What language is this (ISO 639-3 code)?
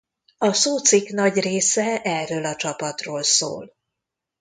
hun